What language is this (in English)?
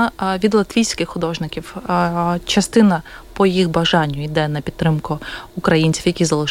Ukrainian